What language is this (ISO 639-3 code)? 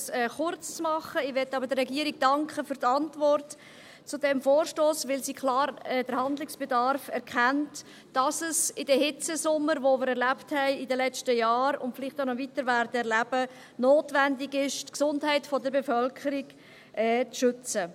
gsw